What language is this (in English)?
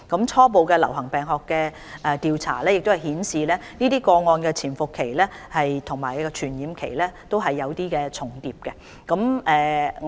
Cantonese